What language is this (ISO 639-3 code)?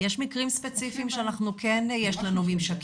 heb